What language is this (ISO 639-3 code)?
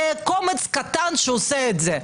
heb